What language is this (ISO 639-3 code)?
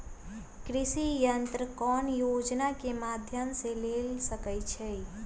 mag